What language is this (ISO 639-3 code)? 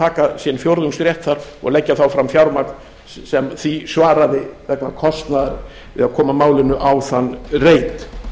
isl